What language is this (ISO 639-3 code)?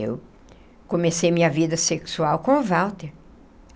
por